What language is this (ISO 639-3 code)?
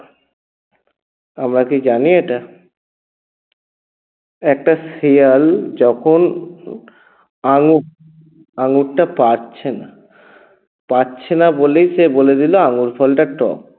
ben